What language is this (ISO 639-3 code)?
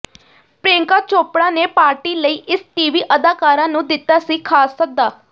pan